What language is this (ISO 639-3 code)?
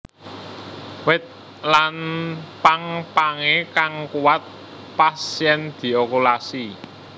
jav